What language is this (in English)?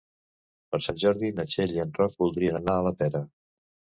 Catalan